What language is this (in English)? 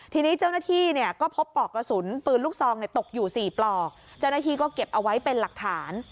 Thai